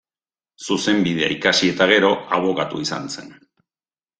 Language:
Basque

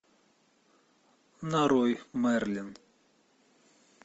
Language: Russian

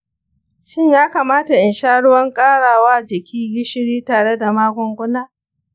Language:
Hausa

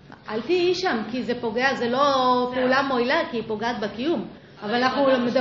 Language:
Hebrew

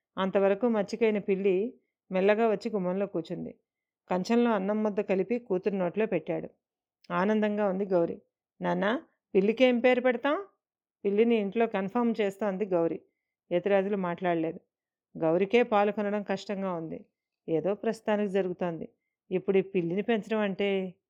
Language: Telugu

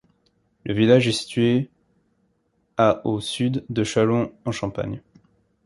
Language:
French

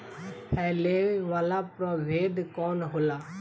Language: Bhojpuri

